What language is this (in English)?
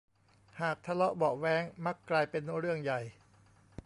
Thai